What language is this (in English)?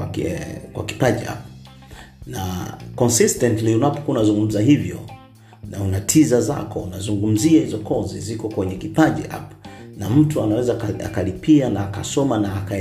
Swahili